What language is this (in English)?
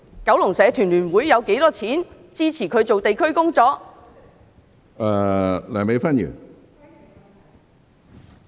Cantonese